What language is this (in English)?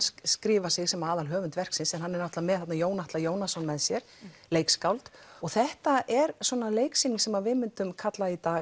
Icelandic